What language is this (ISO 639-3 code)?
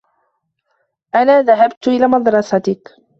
ara